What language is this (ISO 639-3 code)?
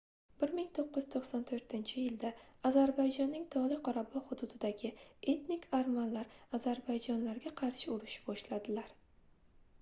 uzb